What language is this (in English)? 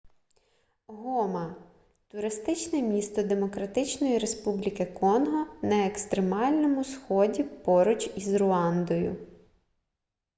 Ukrainian